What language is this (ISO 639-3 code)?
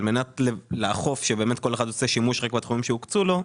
heb